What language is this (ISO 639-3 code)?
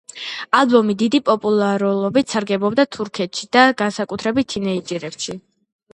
kat